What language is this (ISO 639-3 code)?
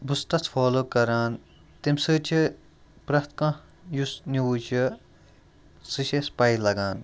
kas